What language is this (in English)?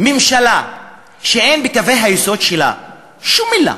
Hebrew